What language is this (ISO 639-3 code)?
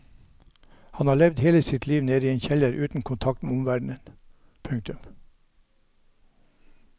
nor